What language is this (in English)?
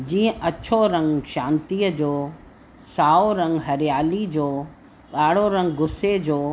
Sindhi